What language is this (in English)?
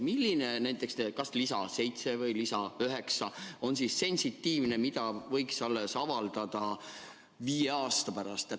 Estonian